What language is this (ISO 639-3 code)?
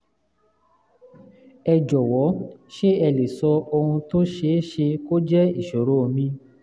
yor